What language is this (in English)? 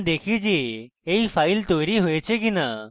Bangla